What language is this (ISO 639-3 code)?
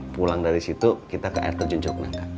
ind